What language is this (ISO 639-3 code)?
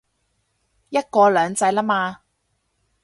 yue